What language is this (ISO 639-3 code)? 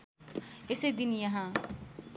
nep